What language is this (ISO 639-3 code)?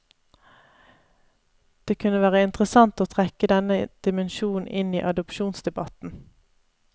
nor